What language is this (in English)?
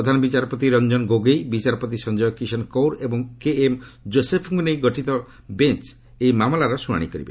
Odia